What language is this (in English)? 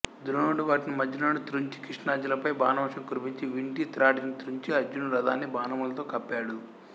Telugu